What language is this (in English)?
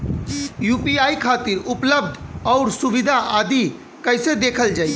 Bhojpuri